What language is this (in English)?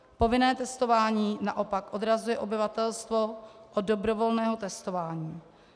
Czech